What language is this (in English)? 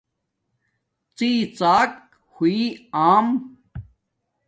Domaaki